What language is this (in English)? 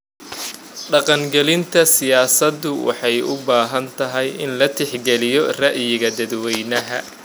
Somali